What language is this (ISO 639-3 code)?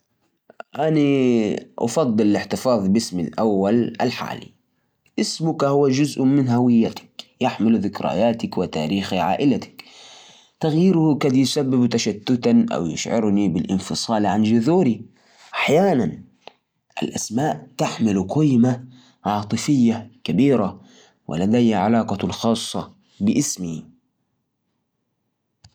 ars